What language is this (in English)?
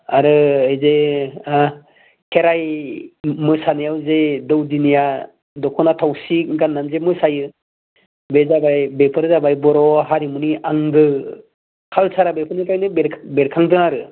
Bodo